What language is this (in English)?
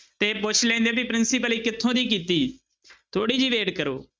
Punjabi